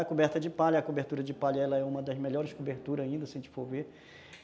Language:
Portuguese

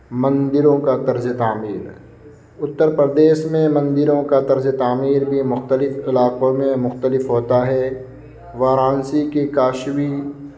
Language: Urdu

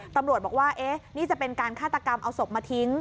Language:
Thai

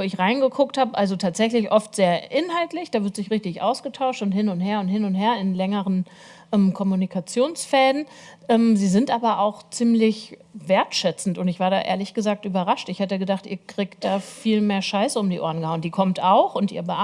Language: German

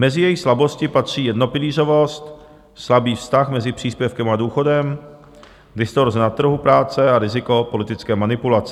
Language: Czech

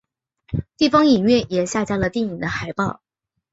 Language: Chinese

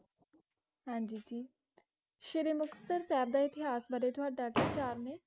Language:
Punjabi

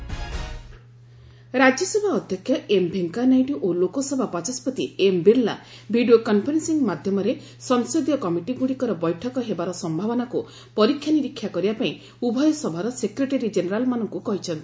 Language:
Odia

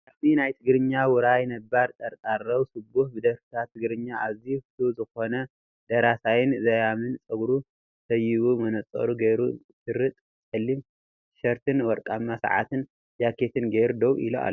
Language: Tigrinya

